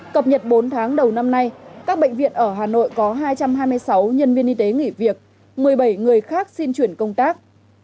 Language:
Vietnamese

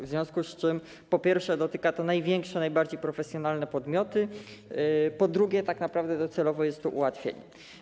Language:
Polish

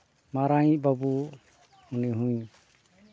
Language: Santali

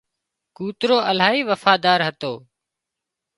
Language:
Wadiyara Koli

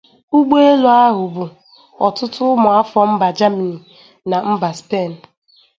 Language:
Igbo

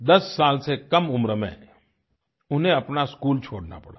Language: Hindi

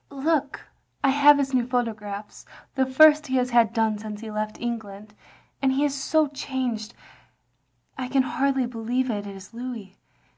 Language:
English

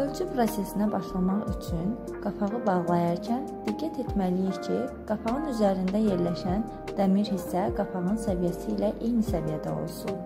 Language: Turkish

